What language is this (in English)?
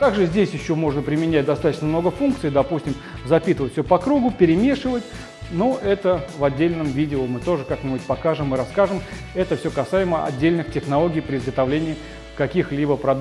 Russian